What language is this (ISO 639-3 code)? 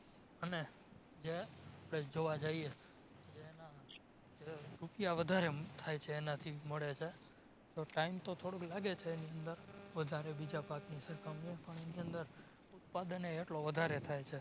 guj